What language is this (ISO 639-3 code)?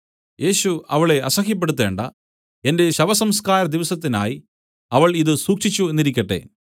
mal